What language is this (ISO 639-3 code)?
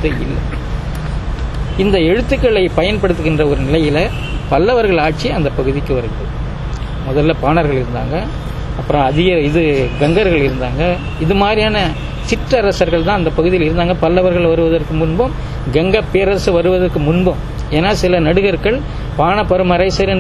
tam